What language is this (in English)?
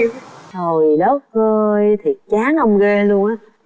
Vietnamese